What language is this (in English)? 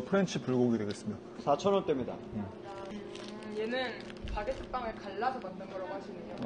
Korean